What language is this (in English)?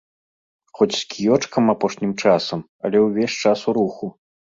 Belarusian